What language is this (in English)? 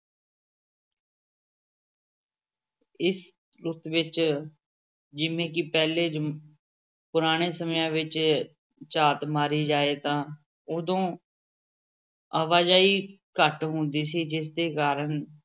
Punjabi